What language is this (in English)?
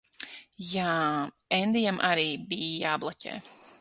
Latvian